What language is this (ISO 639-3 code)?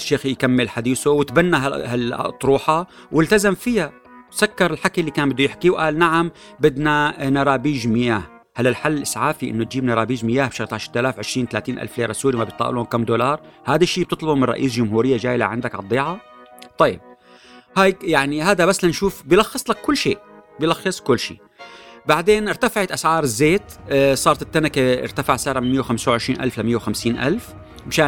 ara